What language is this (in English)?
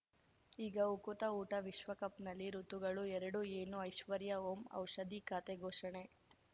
Kannada